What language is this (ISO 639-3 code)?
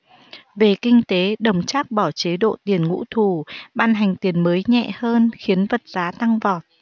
vie